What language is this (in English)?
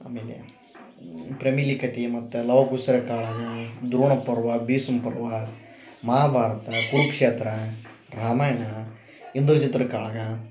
Kannada